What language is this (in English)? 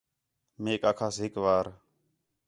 Khetrani